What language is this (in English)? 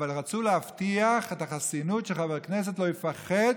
Hebrew